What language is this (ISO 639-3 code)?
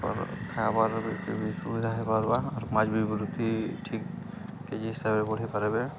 ori